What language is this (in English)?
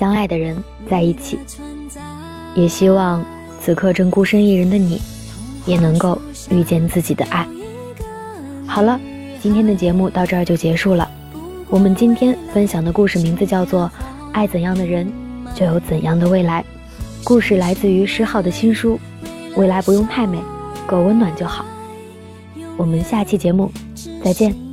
Chinese